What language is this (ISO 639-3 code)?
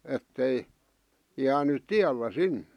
fin